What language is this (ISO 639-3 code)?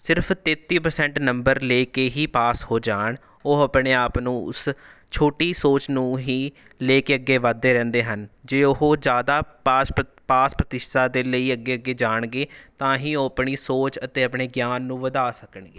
pan